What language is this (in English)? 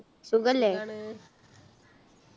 Malayalam